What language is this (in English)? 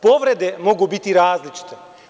Serbian